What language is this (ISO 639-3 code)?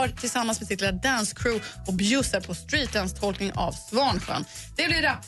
swe